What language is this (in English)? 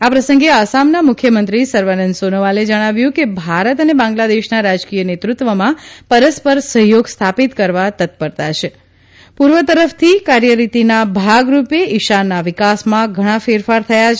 Gujarati